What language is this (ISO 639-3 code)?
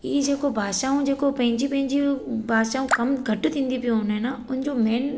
snd